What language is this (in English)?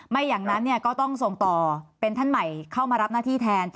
Thai